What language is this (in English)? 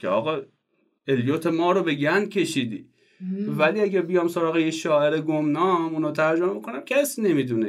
Persian